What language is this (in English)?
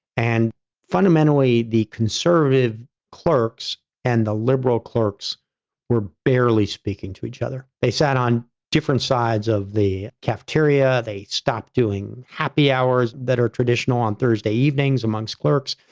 English